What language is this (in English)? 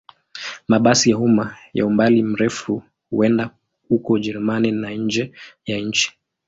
Swahili